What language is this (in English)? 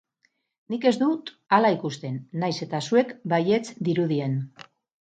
Basque